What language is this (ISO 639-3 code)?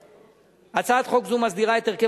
heb